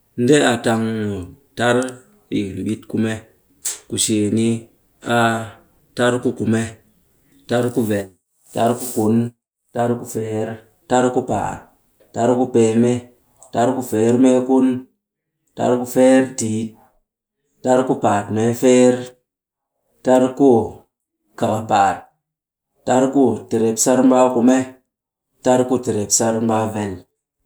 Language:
Cakfem-Mushere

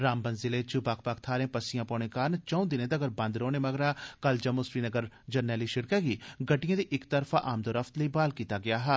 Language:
Dogri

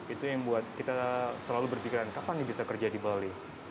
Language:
Indonesian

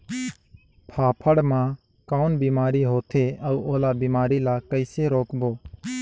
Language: Chhattisgarhi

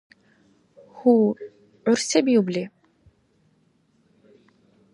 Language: Dargwa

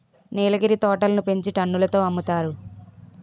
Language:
Telugu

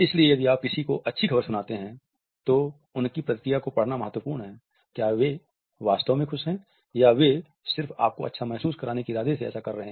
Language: Hindi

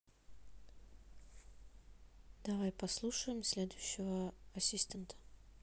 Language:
Russian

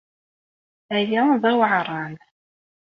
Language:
Kabyle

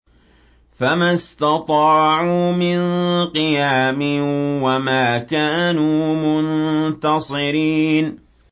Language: Arabic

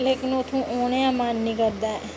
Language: Dogri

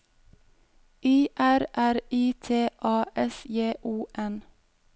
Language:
Norwegian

